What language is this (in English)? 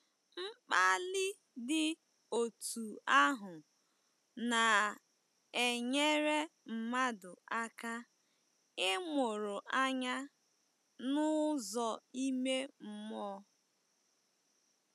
Igbo